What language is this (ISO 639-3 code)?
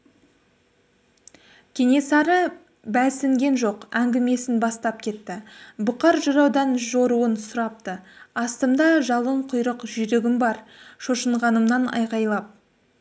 kaz